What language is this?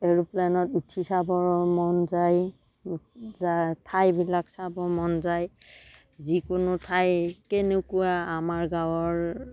Assamese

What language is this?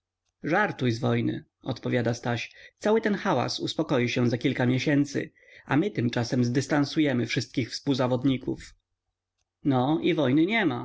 Polish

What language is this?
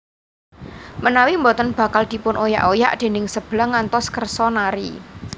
Javanese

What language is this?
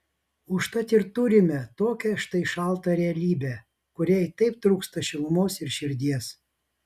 Lithuanian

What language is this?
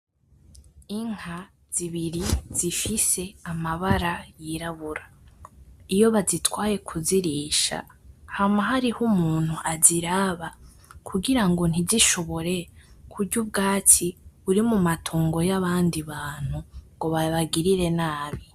Rundi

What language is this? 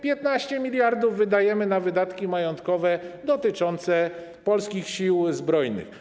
Polish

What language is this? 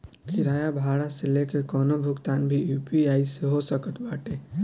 Bhojpuri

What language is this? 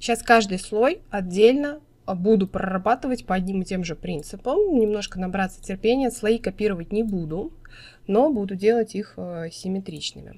Russian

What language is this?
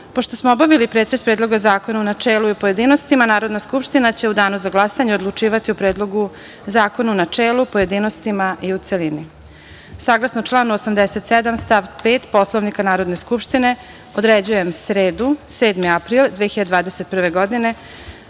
Serbian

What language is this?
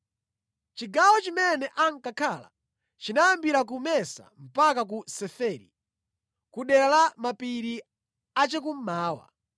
Nyanja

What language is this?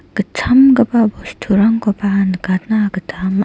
Garo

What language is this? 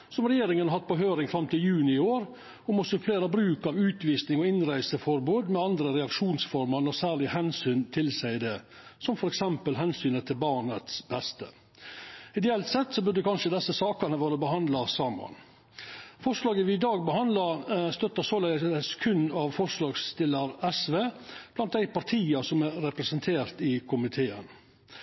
Norwegian Nynorsk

